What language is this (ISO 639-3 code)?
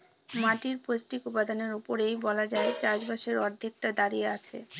ben